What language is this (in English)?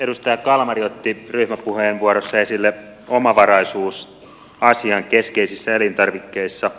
Finnish